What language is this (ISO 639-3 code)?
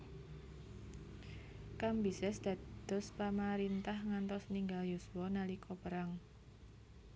jav